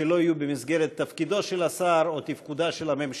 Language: Hebrew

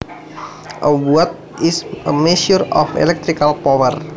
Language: Javanese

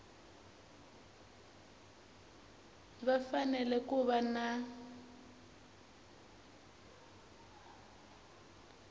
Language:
Tsonga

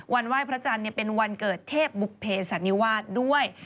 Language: Thai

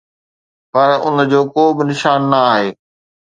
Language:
Sindhi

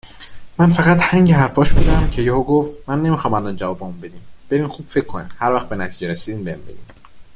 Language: Persian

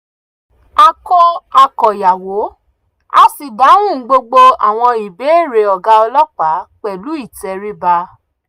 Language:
Yoruba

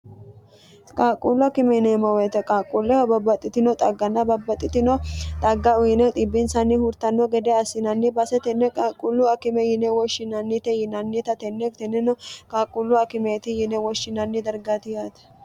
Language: Sidamo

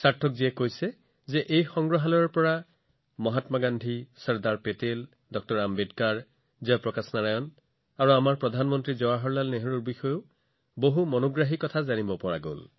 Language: Assamese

